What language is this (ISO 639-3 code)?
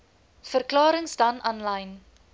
afr